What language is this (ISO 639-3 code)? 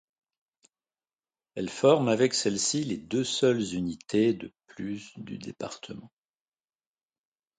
fra